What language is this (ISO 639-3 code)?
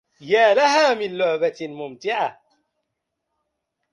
ara